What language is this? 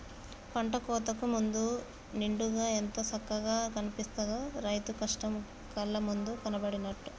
Telugu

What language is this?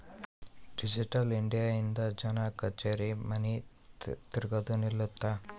Kannada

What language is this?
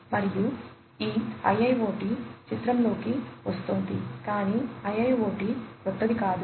Telugu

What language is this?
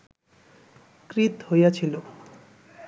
Bangla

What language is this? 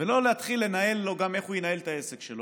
Hebrew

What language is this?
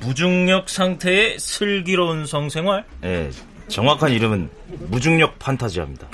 Korean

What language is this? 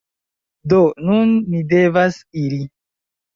Esperanto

